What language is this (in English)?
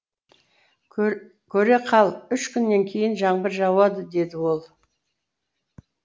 Kazakh